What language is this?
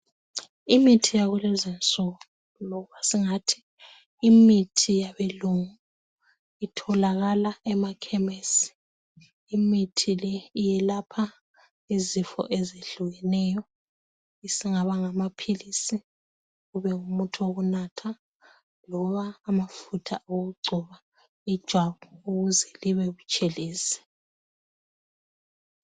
North Ndebele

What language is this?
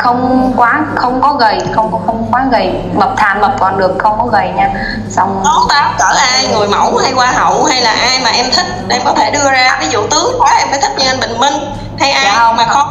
Vietnamese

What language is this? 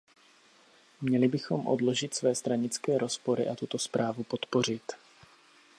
Czech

